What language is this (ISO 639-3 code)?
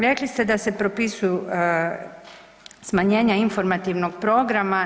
hrv